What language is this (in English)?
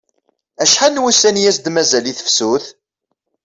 Kabyle